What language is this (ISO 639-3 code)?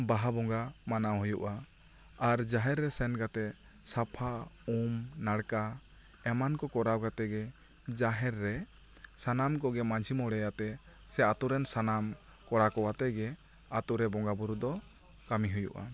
sat